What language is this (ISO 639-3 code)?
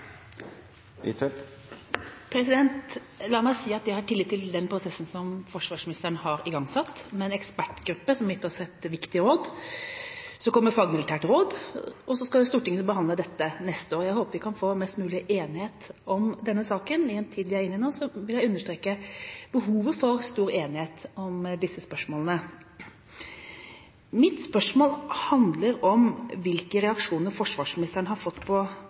nor